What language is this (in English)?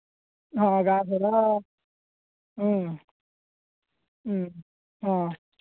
Odia